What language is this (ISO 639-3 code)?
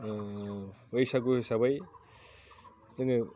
brx